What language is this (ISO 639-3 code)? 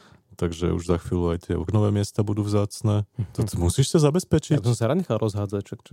slk